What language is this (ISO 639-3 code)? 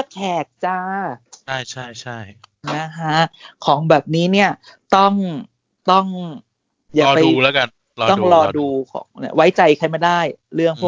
tha